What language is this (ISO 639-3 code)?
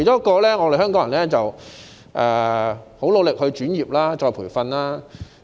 yue